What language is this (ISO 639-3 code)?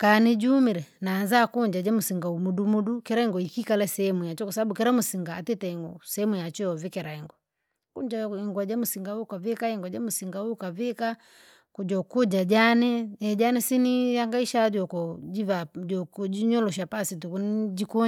lag